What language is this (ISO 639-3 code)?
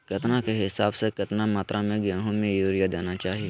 mag